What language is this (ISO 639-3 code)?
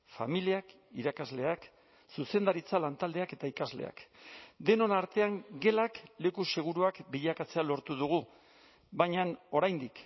eus